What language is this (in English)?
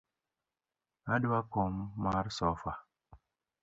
Luo (Kenya and Tanzania)